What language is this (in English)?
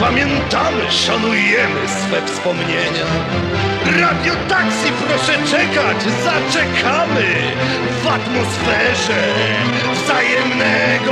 Polish